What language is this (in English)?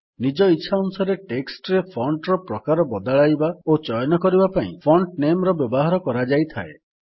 Odia